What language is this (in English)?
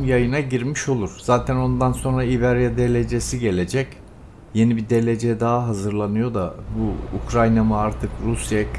Turkish